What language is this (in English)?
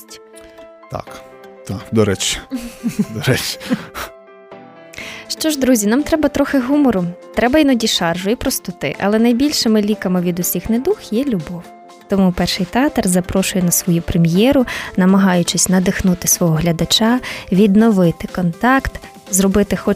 Ukrainian